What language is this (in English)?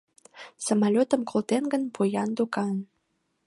Mari